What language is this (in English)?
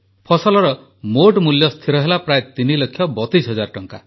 Odia